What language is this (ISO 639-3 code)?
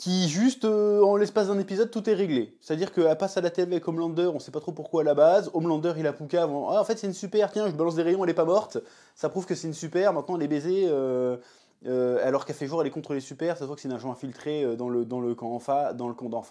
fra